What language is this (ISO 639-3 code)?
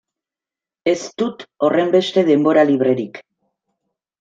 eus